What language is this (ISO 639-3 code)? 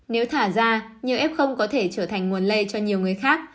vie